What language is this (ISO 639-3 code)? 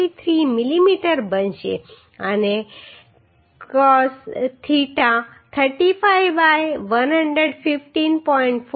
guj